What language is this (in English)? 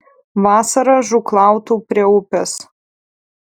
Lithuanian